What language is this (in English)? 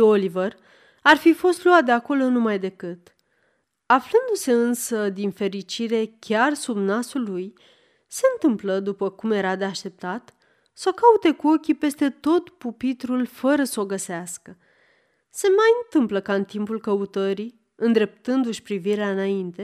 Romanian